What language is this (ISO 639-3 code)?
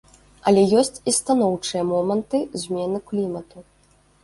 bel